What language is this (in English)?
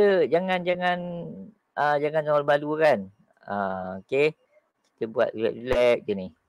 Malay